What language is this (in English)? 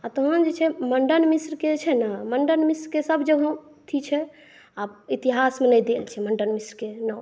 Maithili